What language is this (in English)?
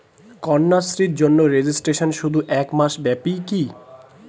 Bangla